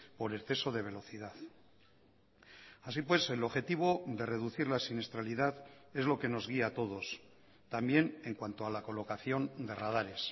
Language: Spanish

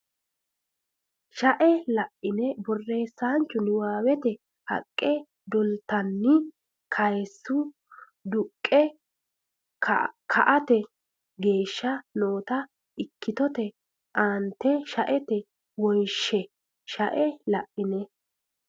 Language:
Sidamo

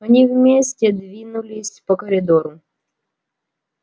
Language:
Russian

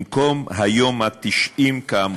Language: Hebrew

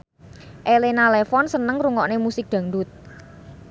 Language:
Javanese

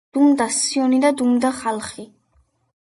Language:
Georgian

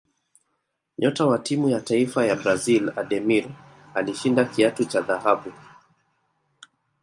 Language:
Swahili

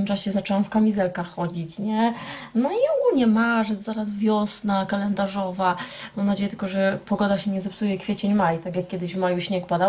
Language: Polish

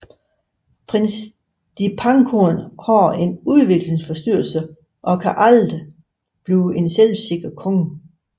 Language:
Danish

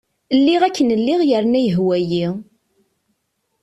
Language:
Kabyle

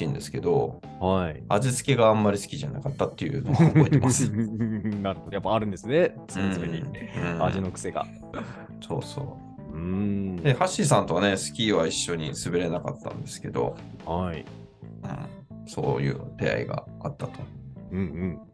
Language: Japanese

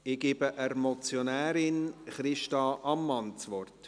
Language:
Swiss German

